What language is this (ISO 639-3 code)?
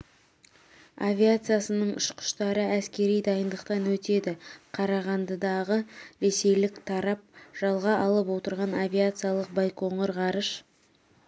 kaz